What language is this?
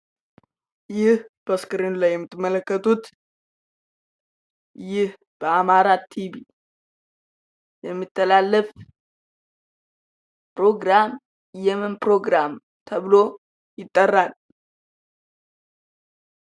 Amharic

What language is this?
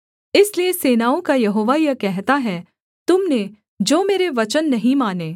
Hindi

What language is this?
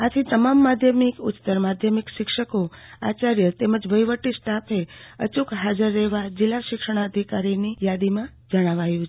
Gujarati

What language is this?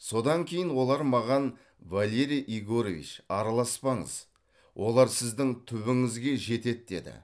Kazakh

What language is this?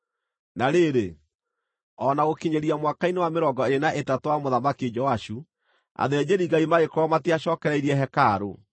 Kikuyu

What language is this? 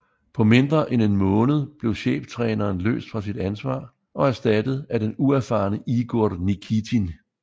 Danish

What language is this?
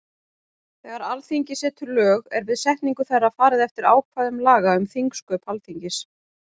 Icelandic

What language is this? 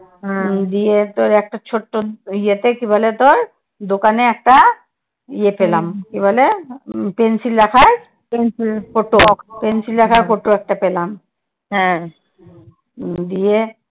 Bangla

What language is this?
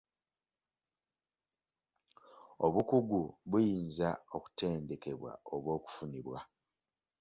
Ganda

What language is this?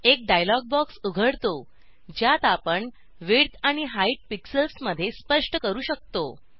Marathi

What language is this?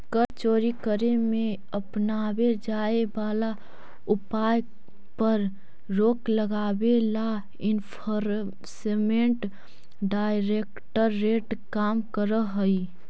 Magahi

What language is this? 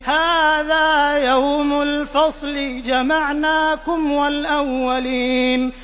Arabic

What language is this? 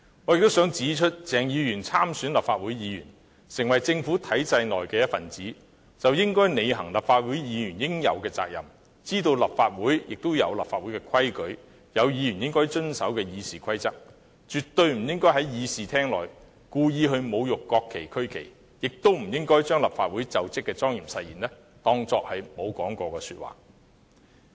Cantonese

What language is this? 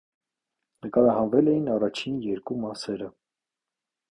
Armenian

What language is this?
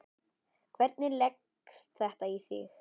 Icelandic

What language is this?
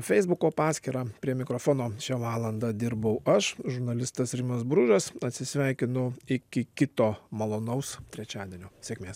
Lithuanian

